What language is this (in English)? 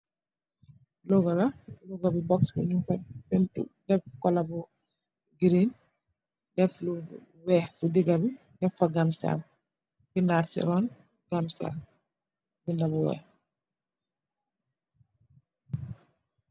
Wolof